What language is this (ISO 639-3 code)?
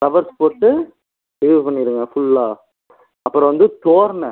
tam